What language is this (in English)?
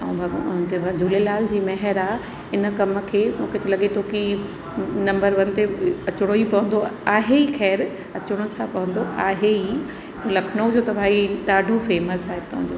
Sindhi